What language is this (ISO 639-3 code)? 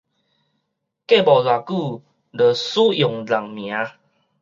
nan